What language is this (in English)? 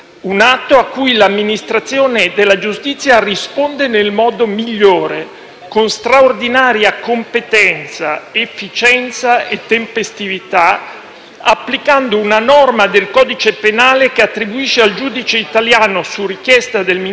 Italian